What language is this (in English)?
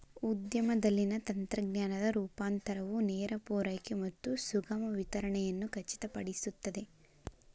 Kannada